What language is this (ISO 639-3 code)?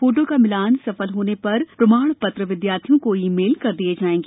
hin